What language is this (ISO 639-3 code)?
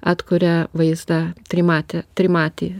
lit